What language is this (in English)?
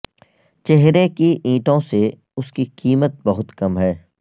Urdu